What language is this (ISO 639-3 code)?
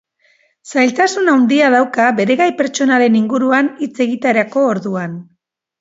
eus